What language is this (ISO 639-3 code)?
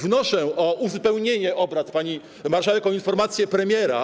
pol